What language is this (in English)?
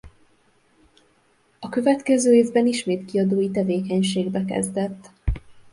Hungarian